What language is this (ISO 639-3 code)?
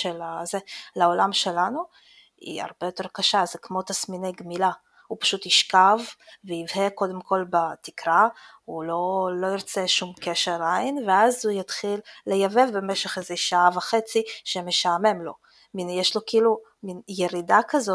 heb